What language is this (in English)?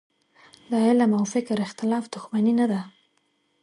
Pashto